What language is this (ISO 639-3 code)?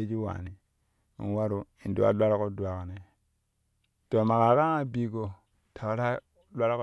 kuh